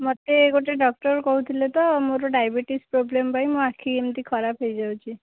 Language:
Odia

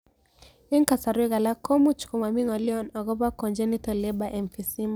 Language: Kalenjin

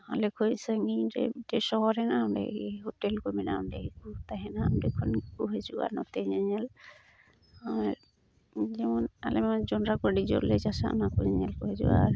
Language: Santali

